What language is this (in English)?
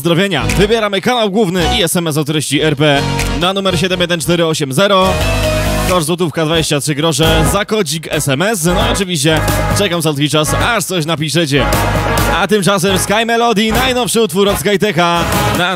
Polish